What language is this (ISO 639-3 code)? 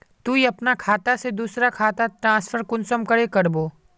mag